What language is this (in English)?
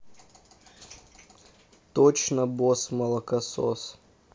Russian